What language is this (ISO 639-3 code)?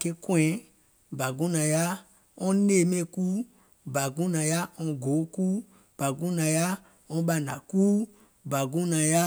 gol